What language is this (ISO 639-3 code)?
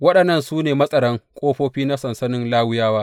hau